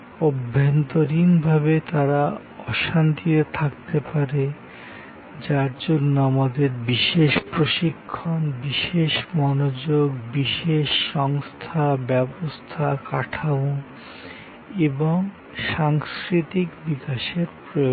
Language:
Bangla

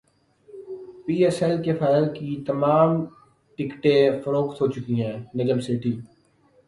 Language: Urdu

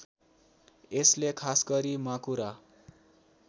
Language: Nepali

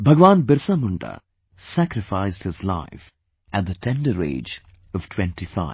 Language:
English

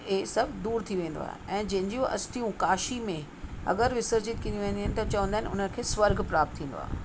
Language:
Sindhi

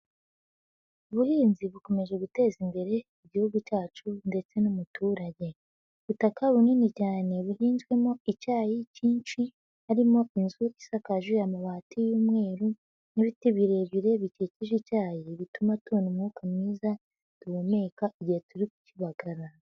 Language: Kinyarwanda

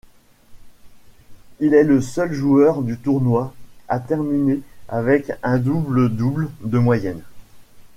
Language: French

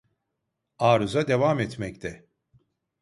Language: Turkish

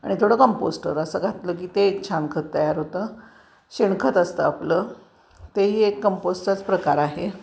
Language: Marathi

